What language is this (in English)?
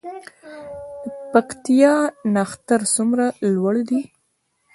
Pashto